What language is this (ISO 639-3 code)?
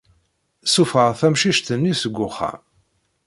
kab